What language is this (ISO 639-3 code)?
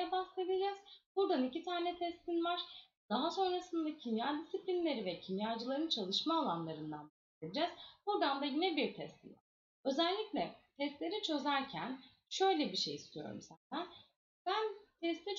tur